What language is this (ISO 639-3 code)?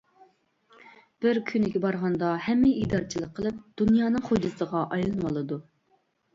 uig